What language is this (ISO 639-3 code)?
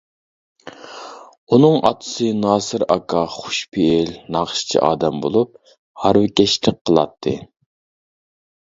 uig